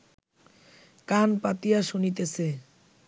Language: Bangla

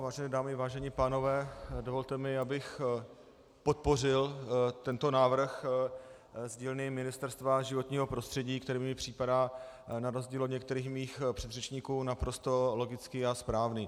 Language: Czech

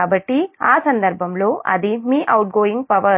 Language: Telugu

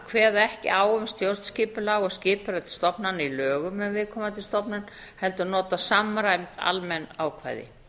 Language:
Icelandic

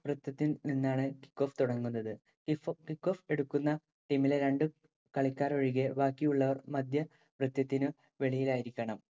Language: Malayalam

